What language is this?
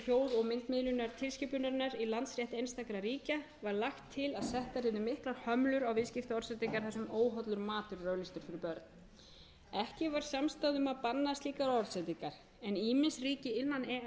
Icelandic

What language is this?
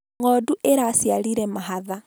Kikuyu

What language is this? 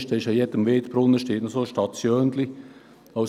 Swiss German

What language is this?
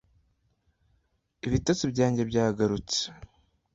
Kinyarwanda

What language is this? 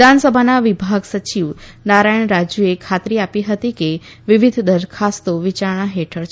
Gujarati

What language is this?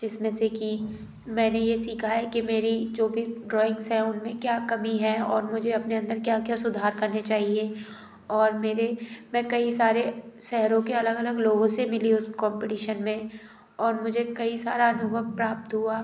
Hindi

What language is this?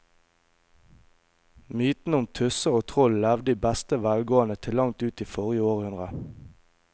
Norwegian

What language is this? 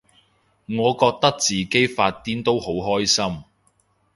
Cantonese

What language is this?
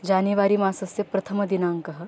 Sanskrit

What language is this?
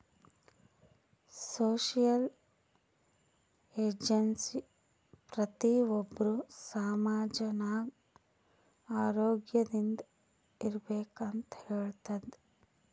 Kannada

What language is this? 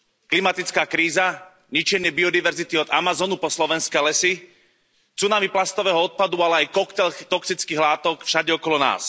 Slovak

